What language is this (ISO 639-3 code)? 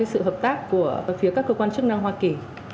vie